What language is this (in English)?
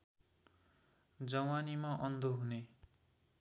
Nepali